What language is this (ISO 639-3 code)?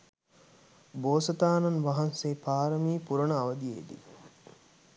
sin